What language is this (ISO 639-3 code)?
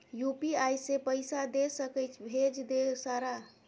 mai